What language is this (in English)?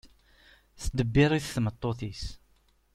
Kabyle